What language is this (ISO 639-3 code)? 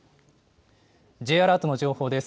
jpn